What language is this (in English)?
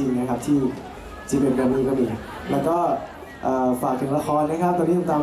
Thai